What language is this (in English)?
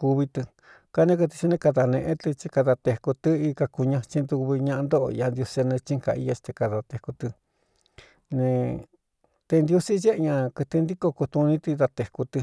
Cuyamecalco Mixtec